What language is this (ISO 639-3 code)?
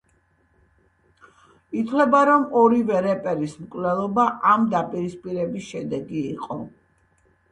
kat